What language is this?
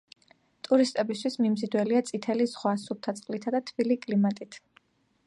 Georgian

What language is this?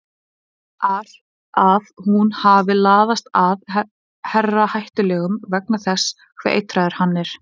Icelandic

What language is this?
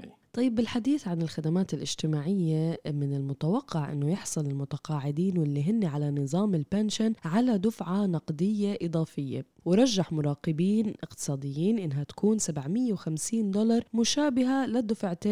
Arabic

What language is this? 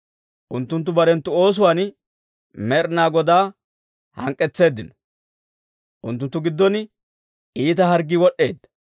Dawro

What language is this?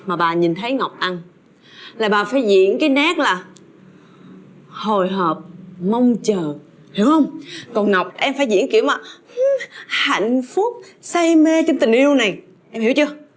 Vietnamese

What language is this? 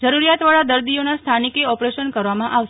Gujarati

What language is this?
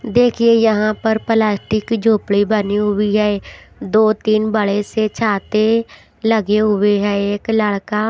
Hindi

